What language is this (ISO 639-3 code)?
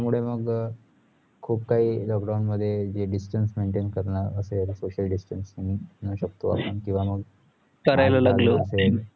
mar